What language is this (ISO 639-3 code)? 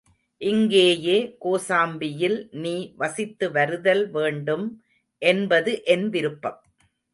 tam